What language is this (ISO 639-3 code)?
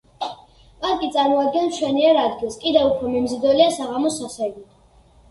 kat